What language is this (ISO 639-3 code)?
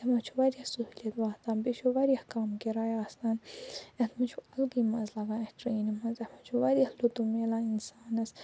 kas